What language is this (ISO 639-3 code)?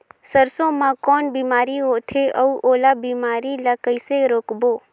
hne